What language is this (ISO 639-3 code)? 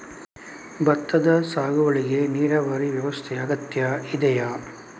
kan